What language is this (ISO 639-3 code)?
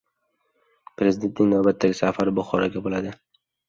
uzb